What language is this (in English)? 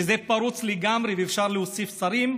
Hebrew